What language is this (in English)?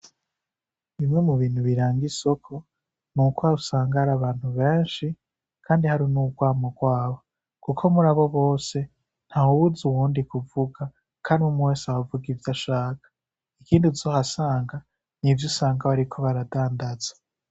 Rundi